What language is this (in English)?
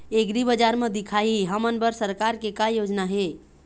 Chhattisgarhi